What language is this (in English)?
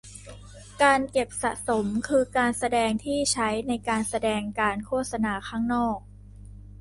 Thai